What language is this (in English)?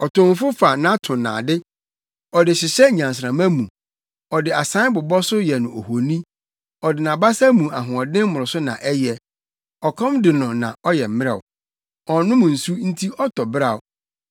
Akan